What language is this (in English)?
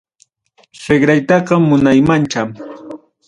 Ayacucho Quechua